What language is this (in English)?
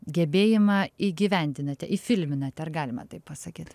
Lithuanian